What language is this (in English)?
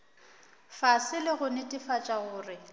Northern Sotho